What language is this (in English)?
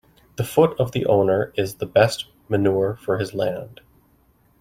English